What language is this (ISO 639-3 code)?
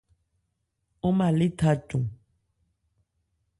ebr